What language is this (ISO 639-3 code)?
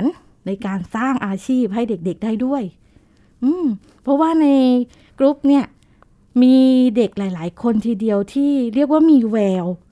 tha